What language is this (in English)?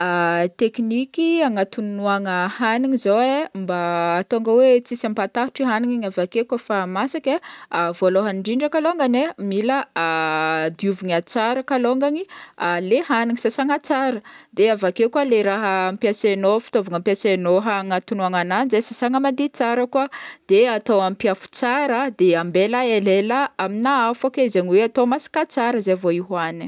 Northern Betsimisaraka Malagasy